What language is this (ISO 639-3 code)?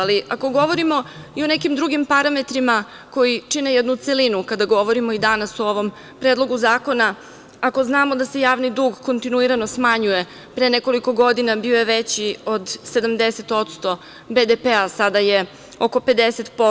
srp